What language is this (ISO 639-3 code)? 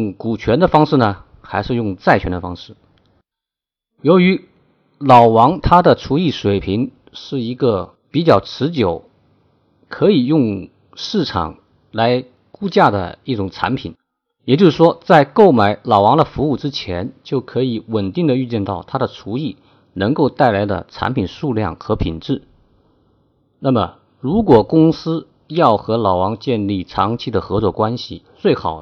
zho